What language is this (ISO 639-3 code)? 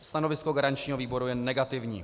ces